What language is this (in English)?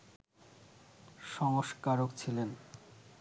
Bangla